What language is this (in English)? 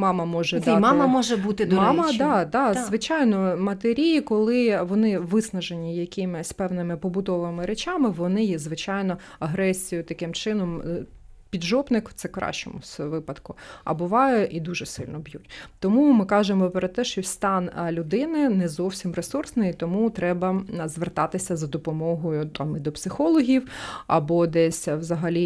Ukrainian